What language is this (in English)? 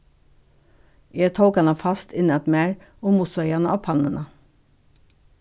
Faroese